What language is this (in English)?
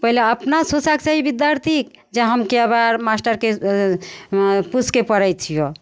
Maithili